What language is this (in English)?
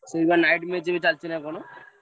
Odia